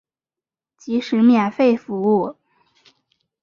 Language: Chinese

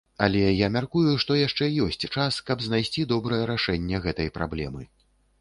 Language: Belarusian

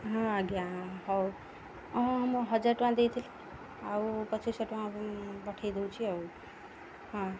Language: Odia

